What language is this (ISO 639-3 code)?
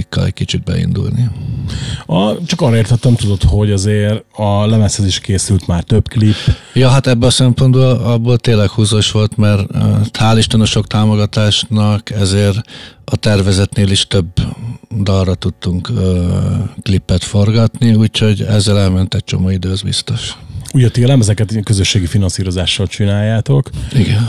hun